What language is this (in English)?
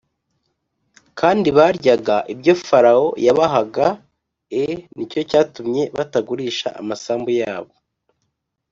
Kinyarwanda